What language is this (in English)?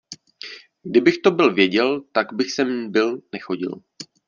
Czech